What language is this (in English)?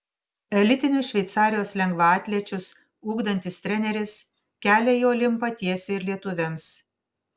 Lithuanian